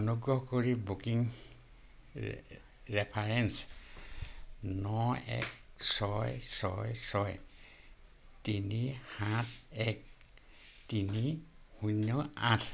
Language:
Assamese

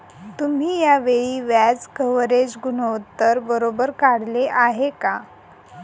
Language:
Marathi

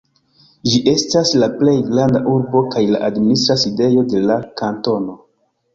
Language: Esperanto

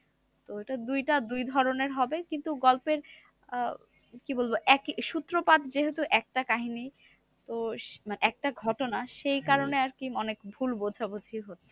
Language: Bangla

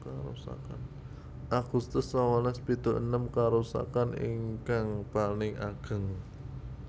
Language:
Javanese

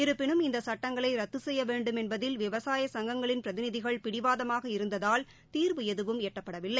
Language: Tamil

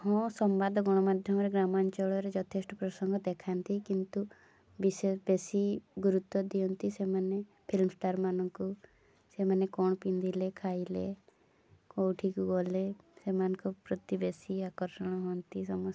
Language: Odia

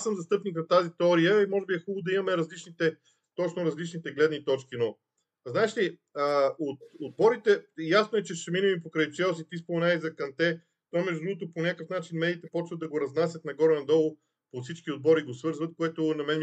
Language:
Bulgarian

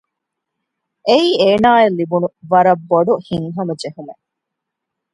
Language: Divehi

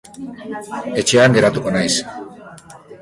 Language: Basque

